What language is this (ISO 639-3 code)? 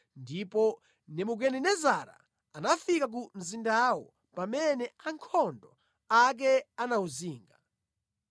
nya